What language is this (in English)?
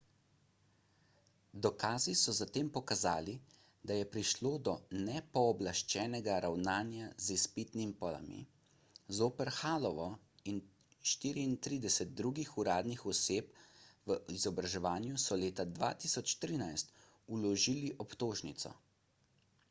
Slovenian